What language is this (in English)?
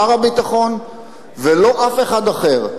Hebrew